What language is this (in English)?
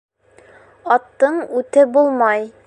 Bashkir